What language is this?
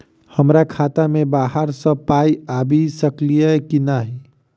Maithili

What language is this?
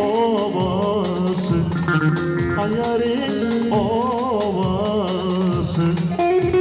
Turkish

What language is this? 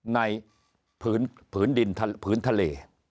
Thai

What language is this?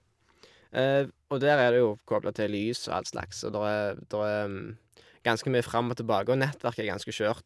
Norwegian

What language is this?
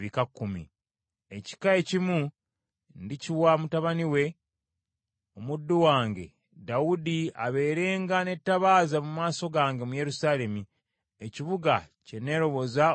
Ganda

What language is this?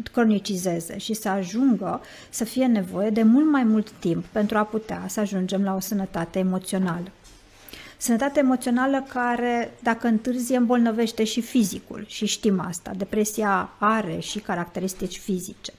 Romanian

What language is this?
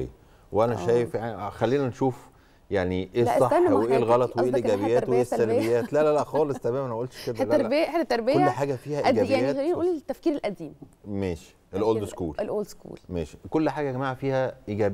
Arabic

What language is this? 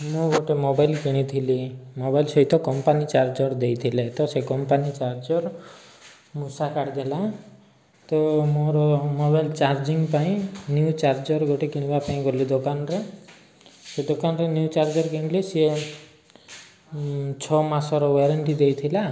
Odia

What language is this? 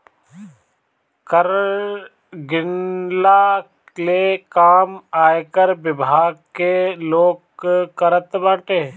Bhojpuri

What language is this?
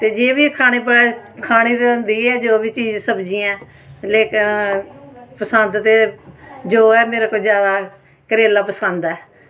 Dogri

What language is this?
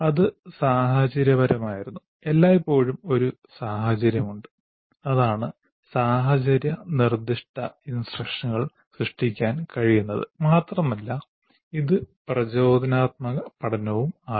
Malayalam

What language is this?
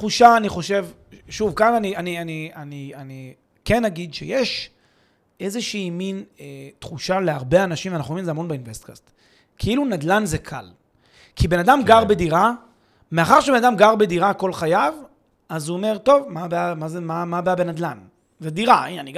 Hebrew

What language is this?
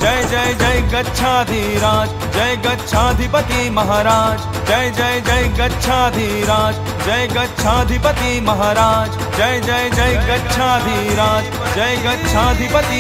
Hindi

